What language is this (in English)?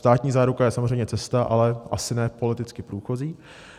Czech